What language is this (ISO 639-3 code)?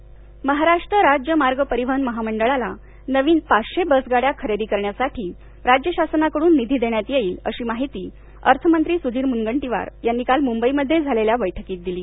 mar